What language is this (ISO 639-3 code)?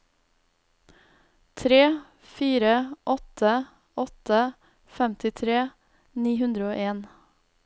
nor